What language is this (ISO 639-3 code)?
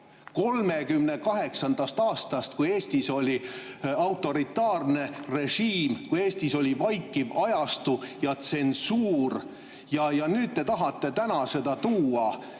est